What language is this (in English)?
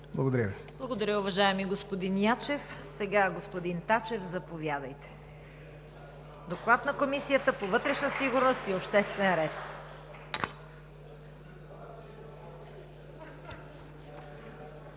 Bulgarian